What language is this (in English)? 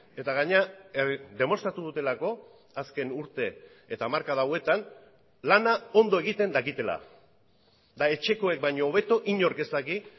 Basque